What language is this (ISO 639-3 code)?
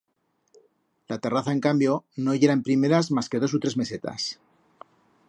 arg